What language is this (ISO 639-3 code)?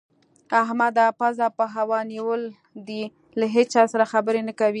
pus